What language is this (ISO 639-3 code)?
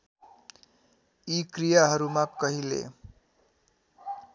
nep